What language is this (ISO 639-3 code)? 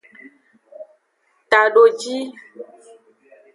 ajg